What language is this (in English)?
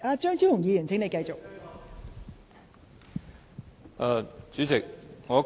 Cantonese